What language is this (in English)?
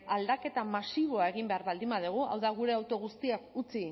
Basque